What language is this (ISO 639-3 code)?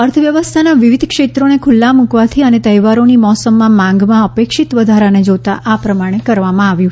guj